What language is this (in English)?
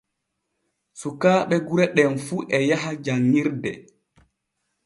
Borgu Fulfulde